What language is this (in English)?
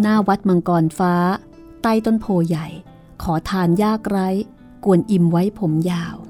Thai